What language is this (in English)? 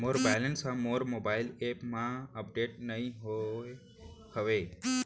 Chhattisgarhi